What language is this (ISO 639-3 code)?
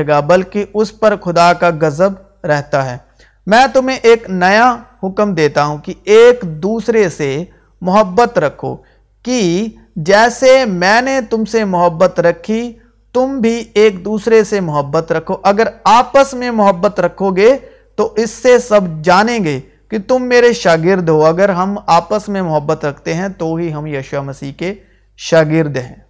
urd